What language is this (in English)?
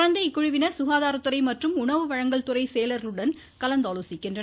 Tamil